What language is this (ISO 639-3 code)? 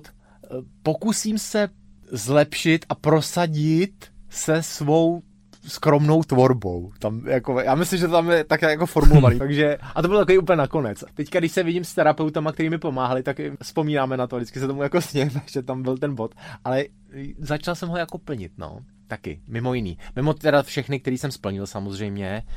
ces